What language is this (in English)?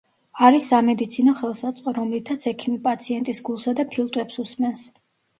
Georgian